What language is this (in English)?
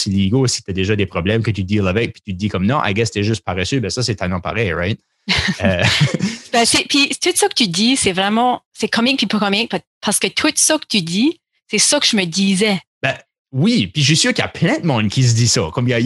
French